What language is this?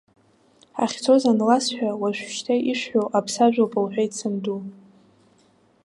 Abkhazian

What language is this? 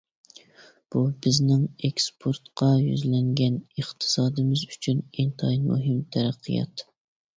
Uyghur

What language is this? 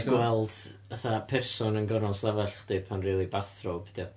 Welsh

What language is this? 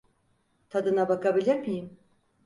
Turkish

